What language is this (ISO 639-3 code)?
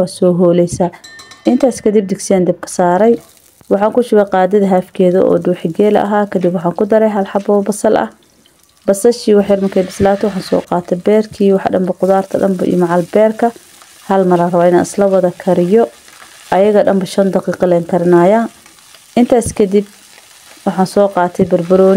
ara